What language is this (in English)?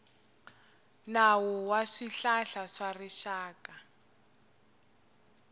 Tsonga